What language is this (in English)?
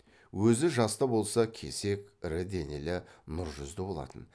Kazakh